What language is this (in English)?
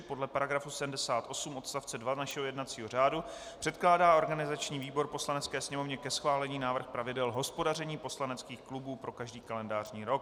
Czech